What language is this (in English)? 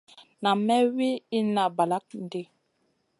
Masana